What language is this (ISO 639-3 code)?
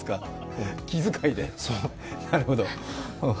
jpn